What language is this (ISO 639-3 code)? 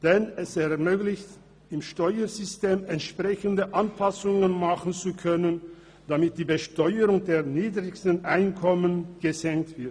gsw